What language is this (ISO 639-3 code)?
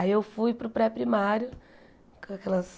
por